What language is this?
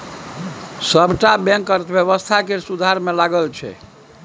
Maithili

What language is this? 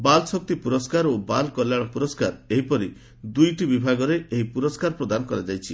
Odia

